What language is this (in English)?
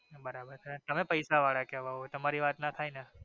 Gujarati